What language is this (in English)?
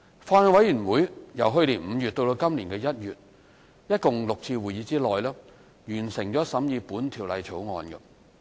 Cantonese